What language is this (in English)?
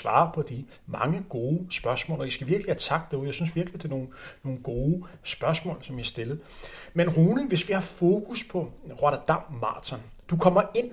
Danish